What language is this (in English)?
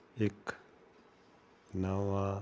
Punjabi